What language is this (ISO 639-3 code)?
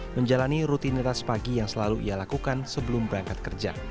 ind